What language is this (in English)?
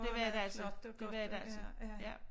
Danish